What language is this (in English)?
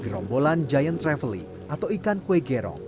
Indonesian